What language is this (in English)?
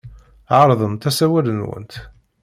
Kabyle